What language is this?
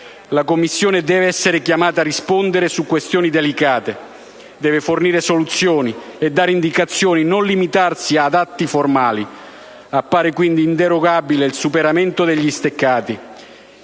Italian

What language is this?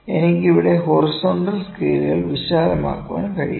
Malayalam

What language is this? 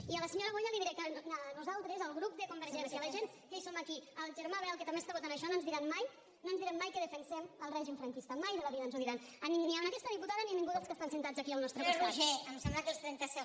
Catalan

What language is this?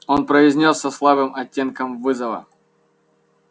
Russian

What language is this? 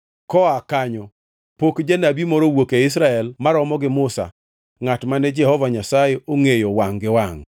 Luo (Kenya and Tanzania)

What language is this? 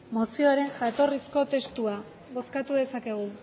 Basque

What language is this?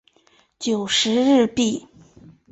Chinese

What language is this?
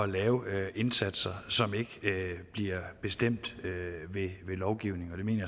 Danish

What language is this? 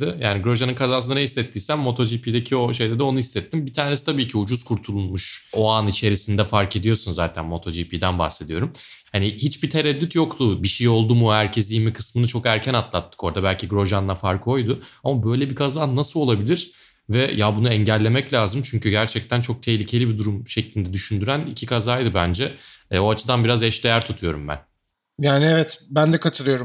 Turkish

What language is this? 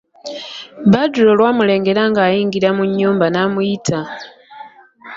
Ganda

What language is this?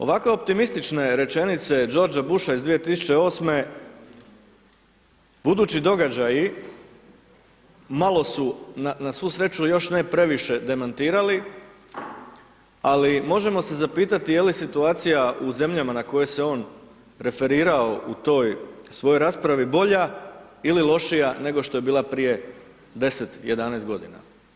Croatian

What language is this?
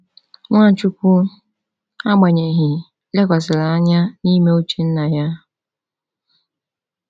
Igbo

